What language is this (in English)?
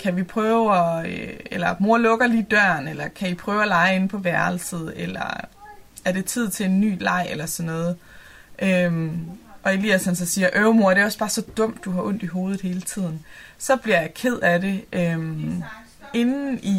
Danish